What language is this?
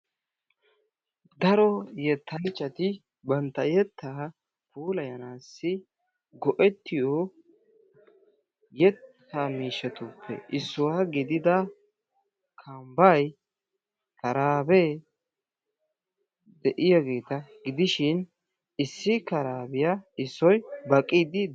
Wolaytta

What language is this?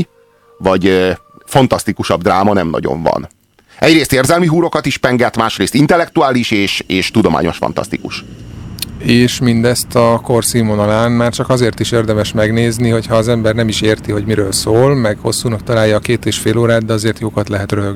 Hungarian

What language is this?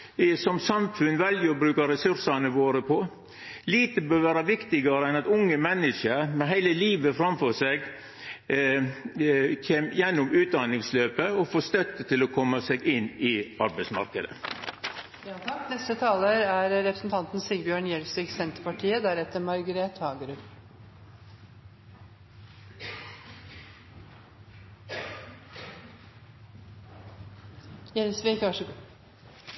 Norwegian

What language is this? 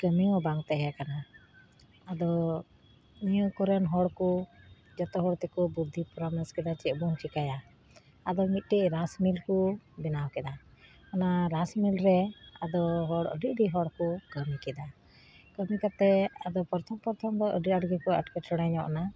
Santali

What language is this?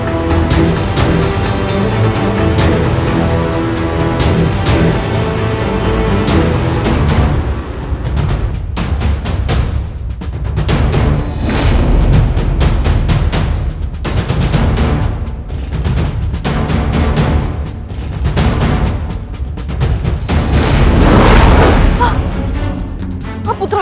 Indonesian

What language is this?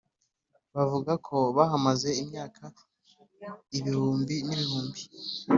Kinyarwanda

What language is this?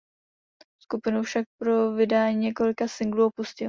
Czech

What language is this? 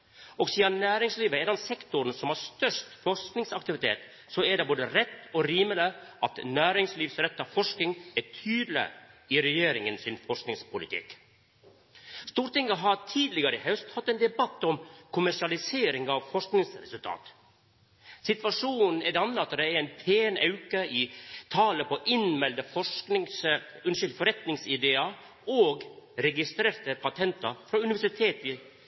Norwegian Nynorsk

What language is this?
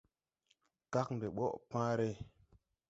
Tupuri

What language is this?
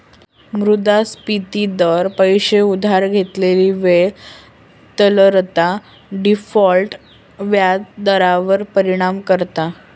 Marathi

